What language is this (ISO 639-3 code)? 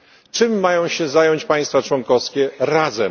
pol